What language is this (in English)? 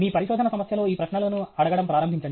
Telugu